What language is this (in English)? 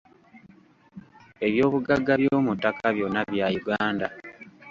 Ganda